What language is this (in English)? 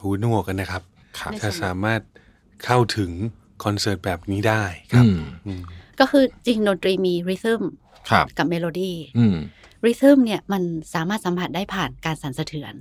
Thai